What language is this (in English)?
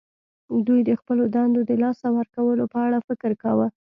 Pashto